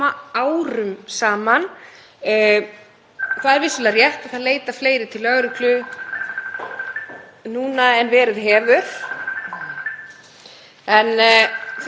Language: Icelandic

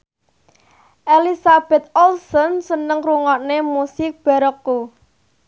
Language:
Javanese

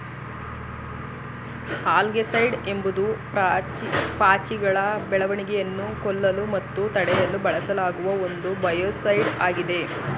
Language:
Kannada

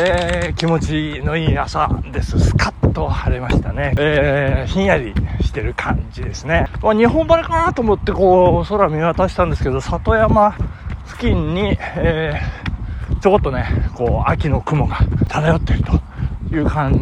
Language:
Japanese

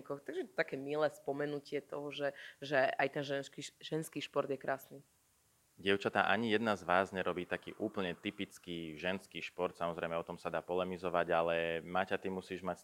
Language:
Slovak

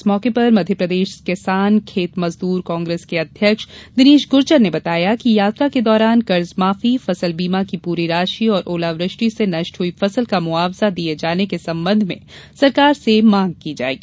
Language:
Hindi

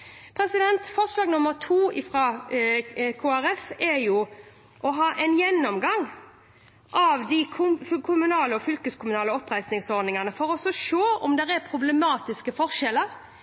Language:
Norwegian Bokmål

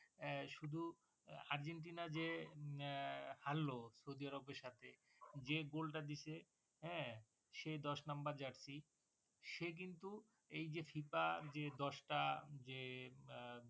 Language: Bangla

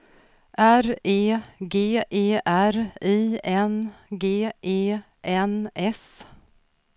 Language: Swedish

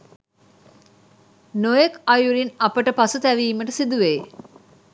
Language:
Sinhala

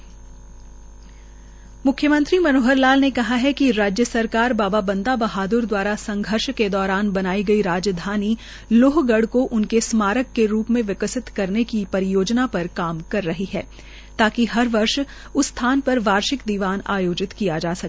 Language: Hindi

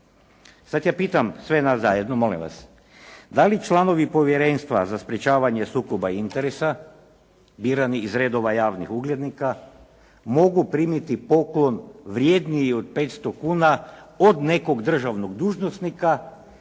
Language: Croatian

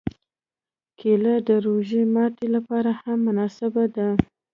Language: Pashto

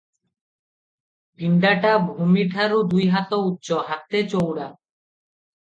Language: Odia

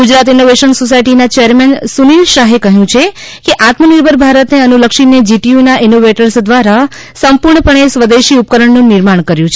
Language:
Gujarati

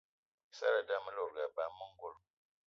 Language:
Eton (Cameroon)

